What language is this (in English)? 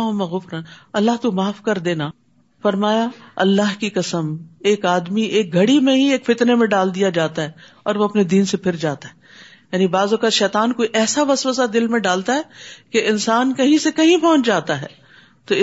Urdu